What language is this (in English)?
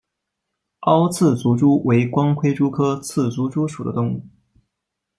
Chinese